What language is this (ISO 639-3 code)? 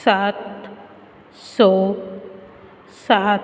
kok